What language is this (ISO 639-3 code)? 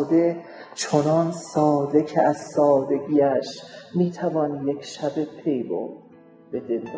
fas